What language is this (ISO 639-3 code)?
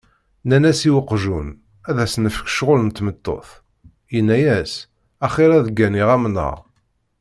kab